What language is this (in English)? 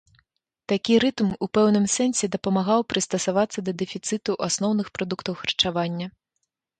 Belarusian